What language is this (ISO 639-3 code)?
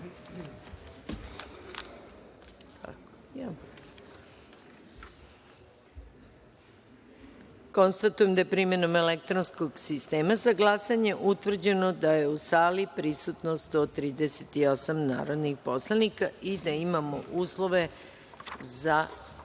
srp